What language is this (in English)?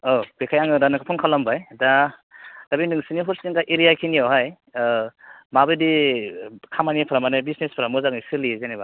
Bodo